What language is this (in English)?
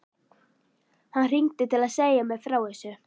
Icelandic